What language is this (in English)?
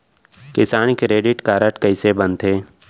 Chhattisgarhi